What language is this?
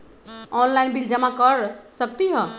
Magahi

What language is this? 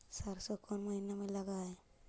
Magahi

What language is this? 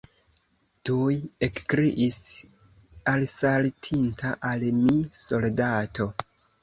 Esperanto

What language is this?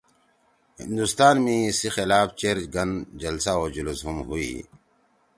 Torwali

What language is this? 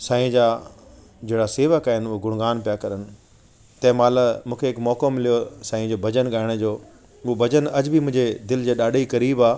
Sindhi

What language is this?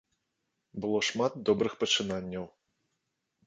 Belarusian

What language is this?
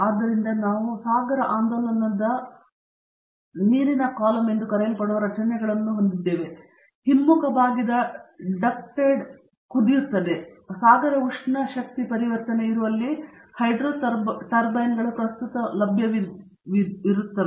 Kannada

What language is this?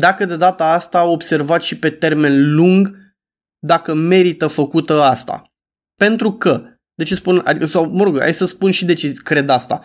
Romanian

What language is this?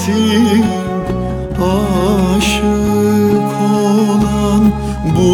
Turkish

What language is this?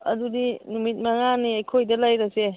Manipuri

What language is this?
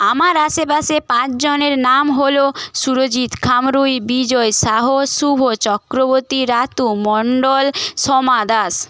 Bangla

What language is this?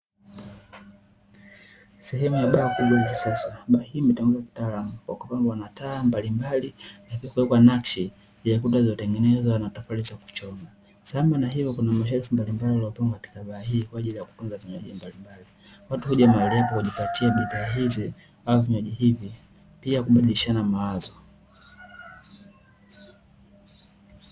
Swahili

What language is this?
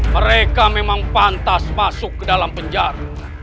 Indonesian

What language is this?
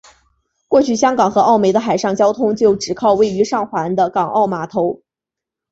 Chinese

